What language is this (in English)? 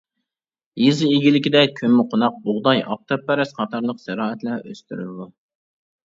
Uyghur